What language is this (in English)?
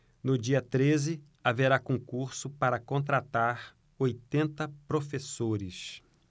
Portuguese